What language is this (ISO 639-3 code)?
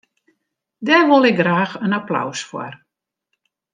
fry